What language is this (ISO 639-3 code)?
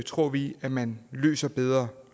dan